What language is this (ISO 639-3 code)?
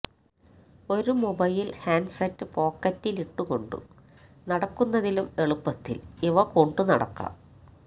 mal